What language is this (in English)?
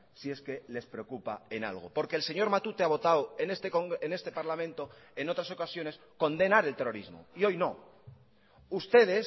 Spanish